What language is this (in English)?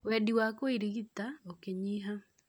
Kikuyu